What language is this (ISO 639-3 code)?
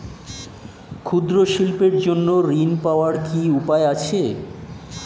ben